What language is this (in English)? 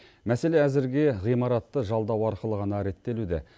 Kazakh